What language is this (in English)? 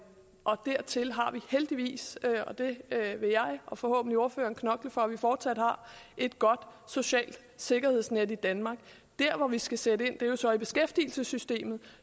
Danish